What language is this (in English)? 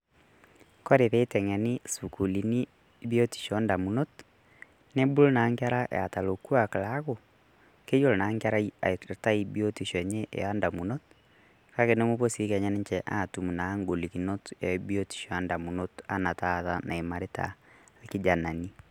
Masai